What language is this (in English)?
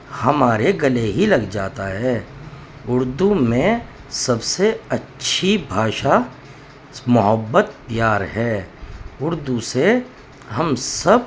Urdu